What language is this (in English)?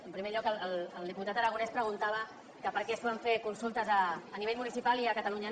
Catalan